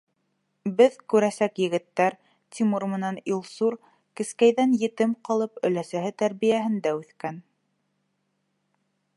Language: Bashkir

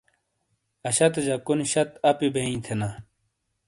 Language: Shina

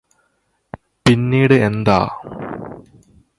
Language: Malayalam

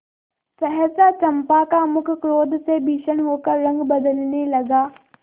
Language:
Hindi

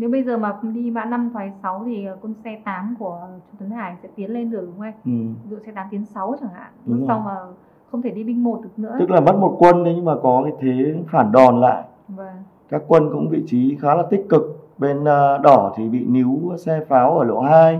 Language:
Vietnamese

